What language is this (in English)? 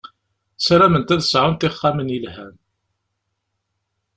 Kabyle